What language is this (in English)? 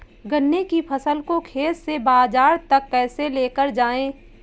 Hindi